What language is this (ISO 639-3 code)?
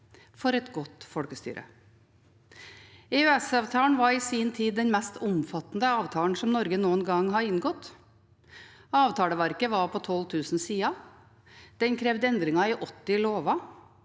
nor